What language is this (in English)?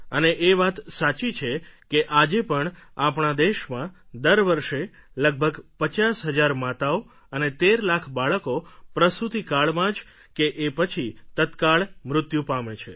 Gujarati